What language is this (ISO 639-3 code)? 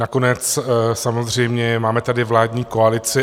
ces